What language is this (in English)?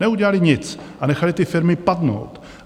Czech